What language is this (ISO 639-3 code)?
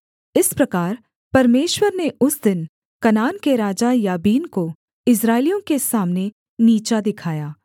hin